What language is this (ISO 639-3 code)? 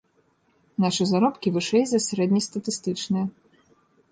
bel